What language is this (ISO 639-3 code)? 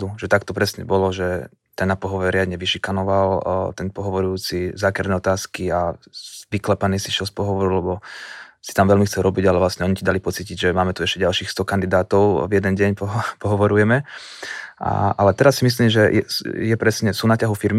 slk